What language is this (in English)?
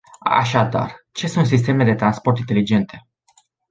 Romanian